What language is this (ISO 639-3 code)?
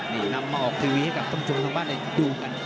tha